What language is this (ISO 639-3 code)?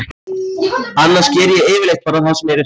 isl